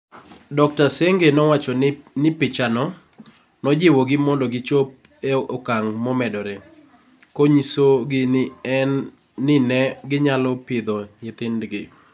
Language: Luo (Kenya and Tanzania)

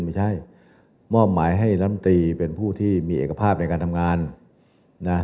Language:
Thai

